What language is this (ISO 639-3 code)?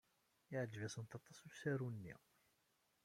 kab